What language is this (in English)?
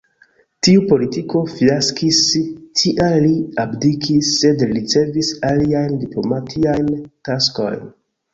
Esperanto